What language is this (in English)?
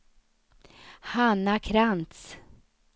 Swedish